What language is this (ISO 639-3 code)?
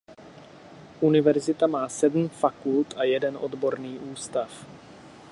ces